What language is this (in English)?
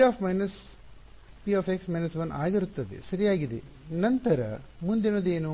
Kannada